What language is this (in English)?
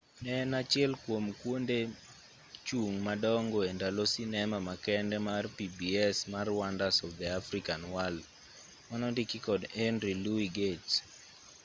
Luo (Kenya and Tanzania)